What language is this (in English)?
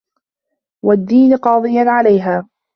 Arabic